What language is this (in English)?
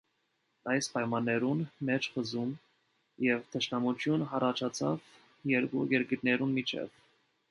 Armenian